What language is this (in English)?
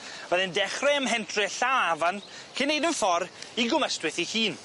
Welsh